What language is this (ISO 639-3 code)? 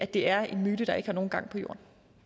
dan